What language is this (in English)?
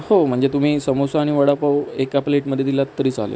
Marathi